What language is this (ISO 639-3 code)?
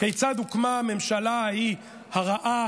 heb